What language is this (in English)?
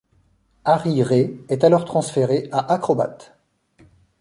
French